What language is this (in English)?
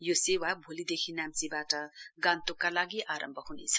Nepali